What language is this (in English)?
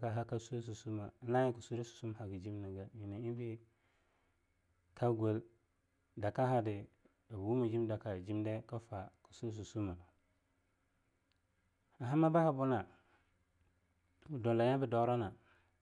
Longuda